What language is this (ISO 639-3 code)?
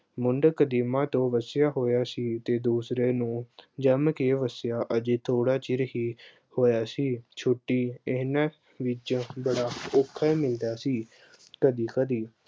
pan